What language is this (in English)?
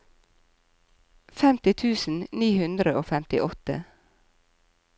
Norwegian